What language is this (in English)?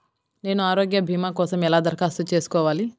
Telugu